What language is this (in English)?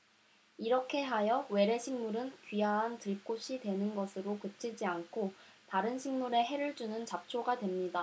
Korean